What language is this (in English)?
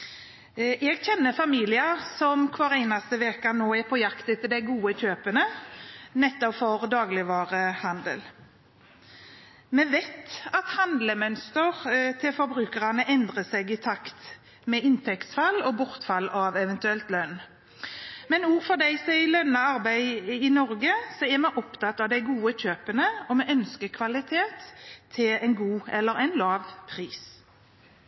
Norwegian Bokmål